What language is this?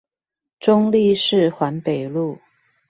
Chinese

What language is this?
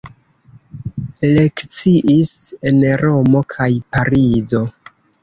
Esperanto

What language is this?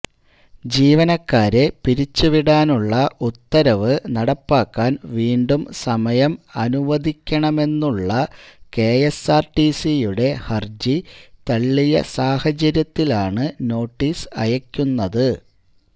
Malayalam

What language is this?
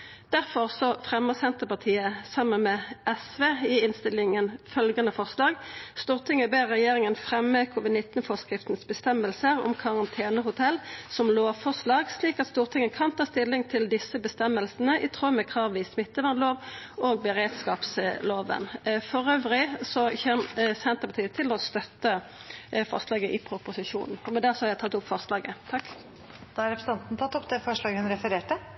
Norwegian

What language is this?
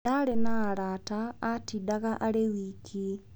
Kikuyu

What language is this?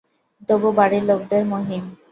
Bangla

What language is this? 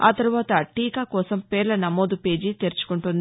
Telugu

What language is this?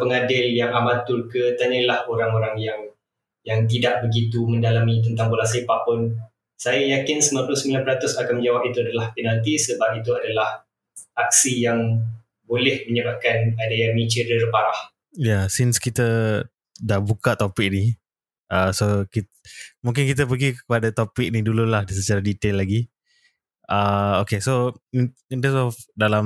Malay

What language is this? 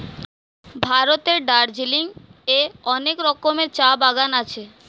Bangla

